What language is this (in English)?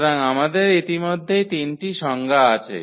Bangla